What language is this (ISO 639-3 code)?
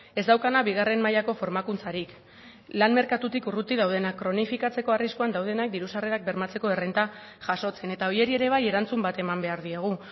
eus